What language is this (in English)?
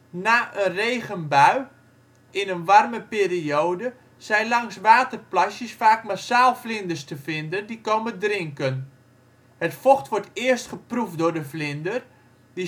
Dutch